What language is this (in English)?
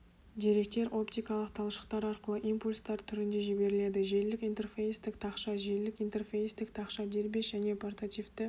Kazakh